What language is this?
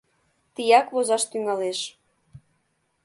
Mari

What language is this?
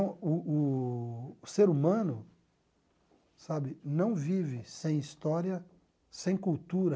Portuguese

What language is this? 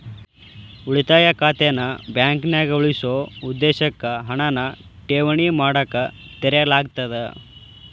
Kannada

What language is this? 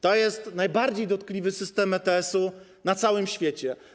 Polish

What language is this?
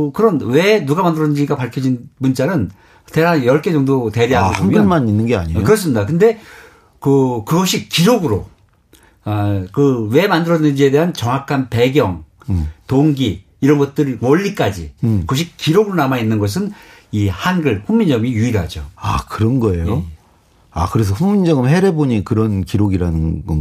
Korean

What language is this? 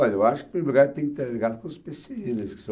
Portuguese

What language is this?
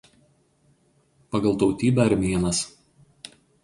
Lithuanian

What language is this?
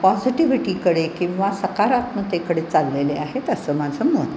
Marathi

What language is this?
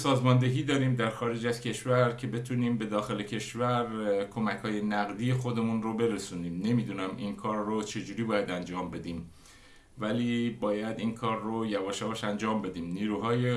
Persian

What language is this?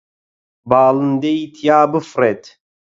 Central Kurdish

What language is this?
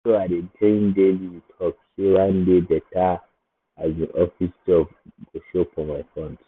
Nigerian Pidgin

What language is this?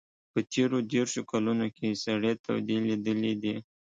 Pashto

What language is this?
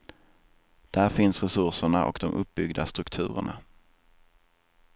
Swedish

